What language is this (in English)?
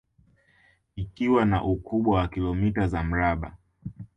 Swahili